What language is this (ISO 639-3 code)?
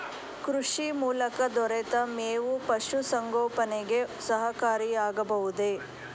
kan